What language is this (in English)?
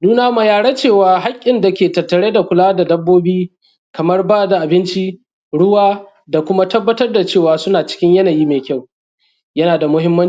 Hausa